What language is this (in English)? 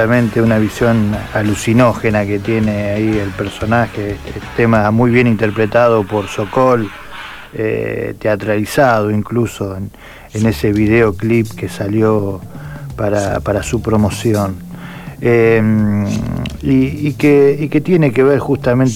Spanish